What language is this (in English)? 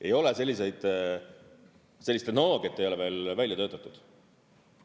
Estonian